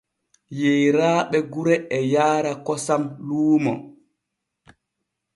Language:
Borgu Fulfulde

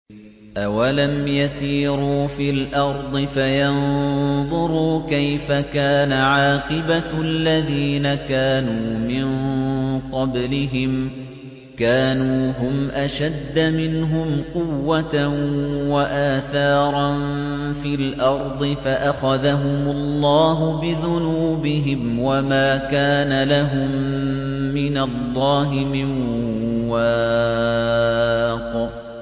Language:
Arabic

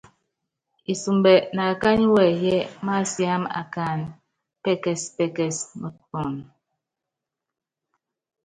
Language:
Yangben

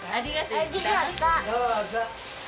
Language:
Japanese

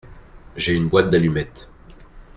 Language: French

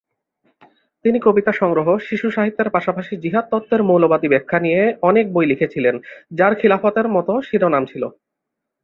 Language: Bangla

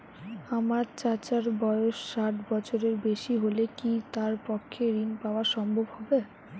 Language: Bangla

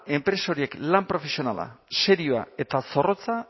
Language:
Basque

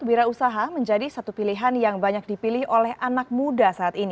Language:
Indonesian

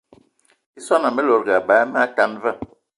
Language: Eton (Cameroon)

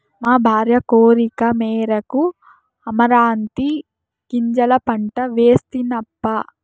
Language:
Telugu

